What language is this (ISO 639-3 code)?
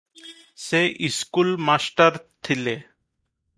ori